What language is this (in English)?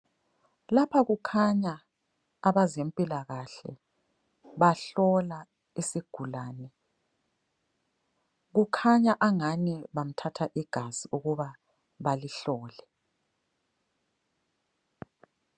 North Ndebele